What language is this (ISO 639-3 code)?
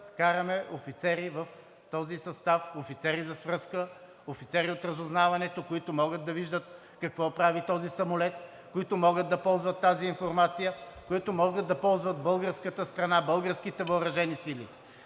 bul